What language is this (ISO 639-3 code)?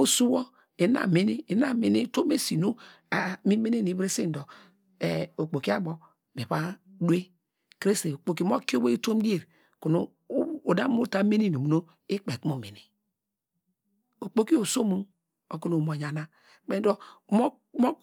deg